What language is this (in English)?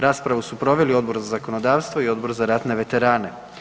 Croatian